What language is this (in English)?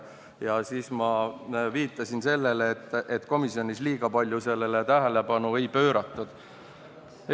Estonian